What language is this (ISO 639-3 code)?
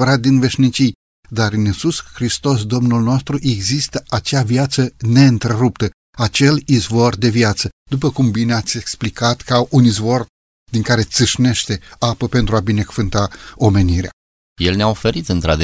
ron